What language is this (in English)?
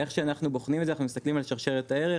Hebrew